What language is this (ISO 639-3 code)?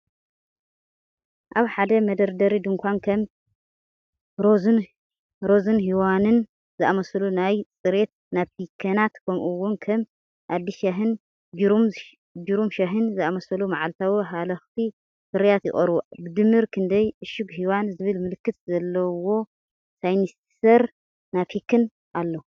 tir